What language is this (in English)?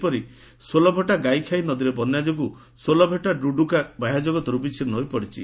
Odia